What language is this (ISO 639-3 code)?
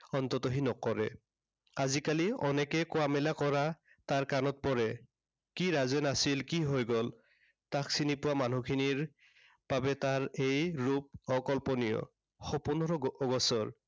asm